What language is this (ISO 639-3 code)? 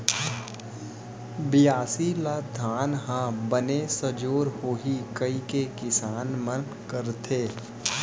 hne